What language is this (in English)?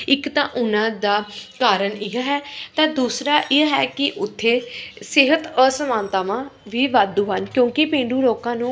Punjabi